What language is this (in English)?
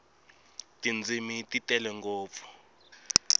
Tsonga